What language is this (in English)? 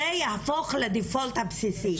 Hebrew